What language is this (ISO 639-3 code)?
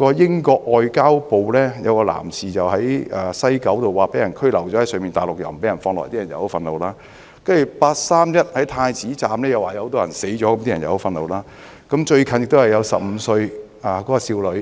yue